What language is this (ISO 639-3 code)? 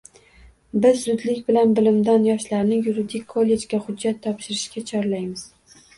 uzb